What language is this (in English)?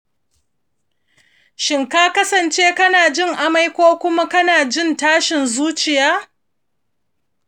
Hausa